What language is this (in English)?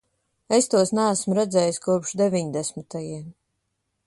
Latvian